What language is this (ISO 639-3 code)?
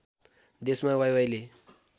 nep